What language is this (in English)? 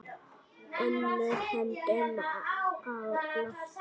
Icelandic